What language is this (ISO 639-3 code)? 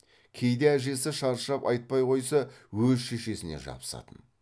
kaz